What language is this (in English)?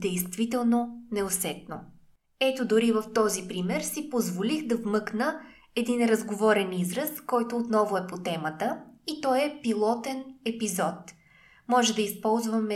Bulgarian